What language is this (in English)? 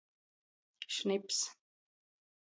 Latgalian